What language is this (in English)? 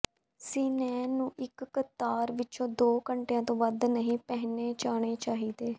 Punjabi